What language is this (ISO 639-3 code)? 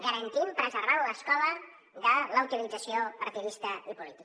cat